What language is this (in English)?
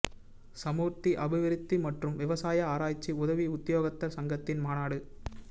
Tamil